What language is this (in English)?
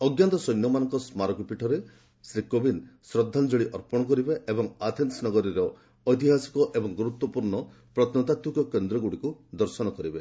Odia